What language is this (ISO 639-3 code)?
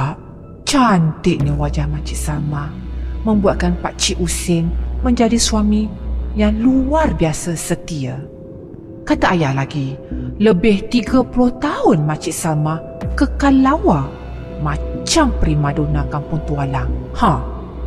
msa